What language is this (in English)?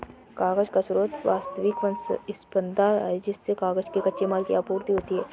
Hindi